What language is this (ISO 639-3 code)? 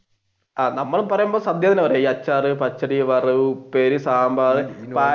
mal